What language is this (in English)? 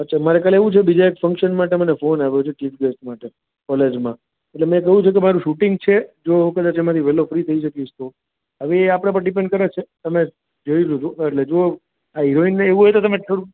Gujarati